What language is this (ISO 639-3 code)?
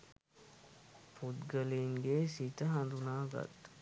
sin